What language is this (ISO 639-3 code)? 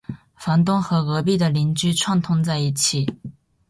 zho